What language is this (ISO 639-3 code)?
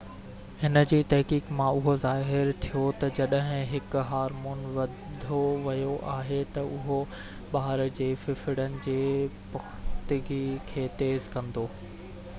snd